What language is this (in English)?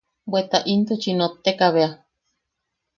Yaqui